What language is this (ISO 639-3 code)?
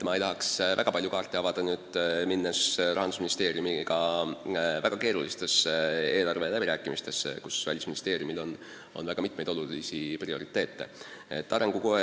est